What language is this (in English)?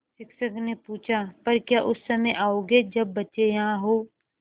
Hindi